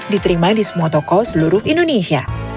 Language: Indonesian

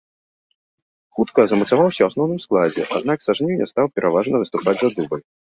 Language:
Belarusian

